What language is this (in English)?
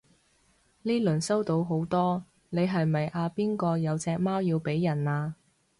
Cantonese